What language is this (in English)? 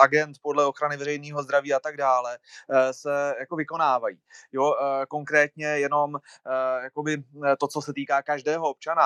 Czech